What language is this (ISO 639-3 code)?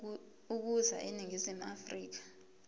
zul